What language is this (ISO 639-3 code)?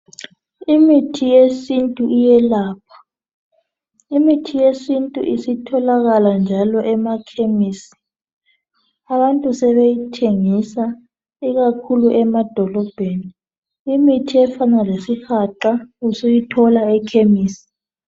nde